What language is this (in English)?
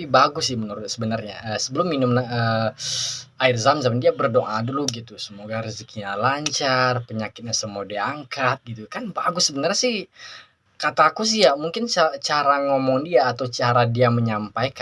Indonesian